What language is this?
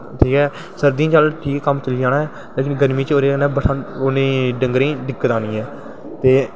Dogri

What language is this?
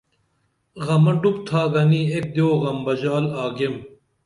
Dameli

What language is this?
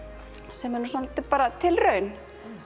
Icelandic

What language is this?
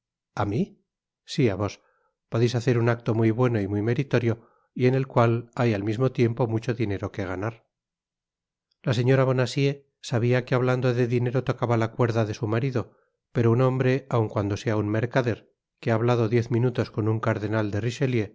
Spanish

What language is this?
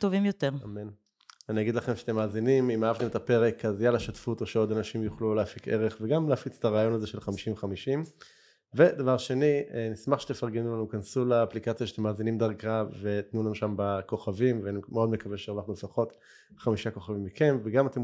Hebrew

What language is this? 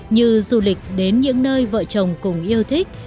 Vietnamese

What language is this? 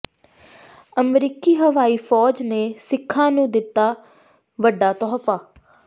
Punjabi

